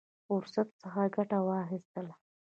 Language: Pashto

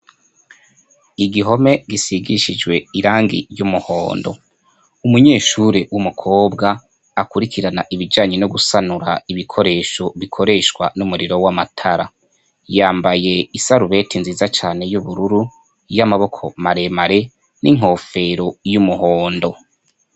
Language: Rundi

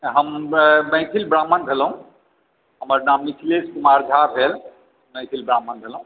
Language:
Maithili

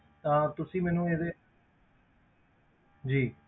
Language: Punjabi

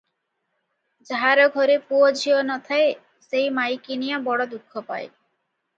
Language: Odia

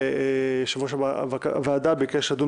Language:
Hebrew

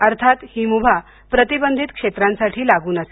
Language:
Marathi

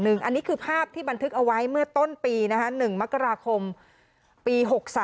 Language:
Thai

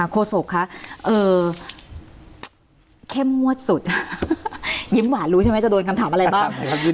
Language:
Thai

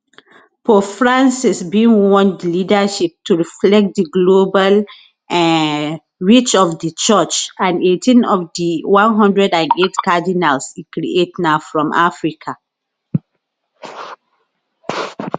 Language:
Nigerian Pidgin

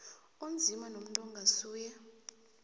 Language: South Ndebele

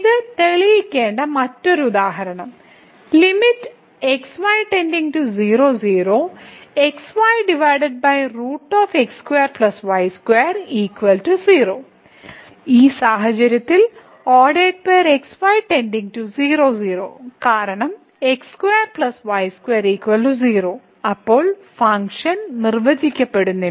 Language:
Malayalam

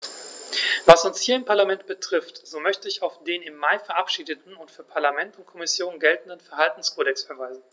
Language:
German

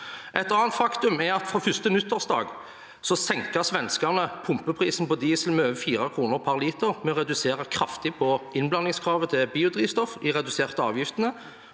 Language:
Norwegian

